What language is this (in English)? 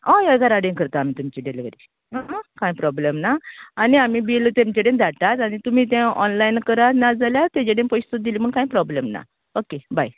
Konkani